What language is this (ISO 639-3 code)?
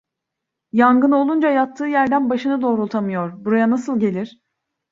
tur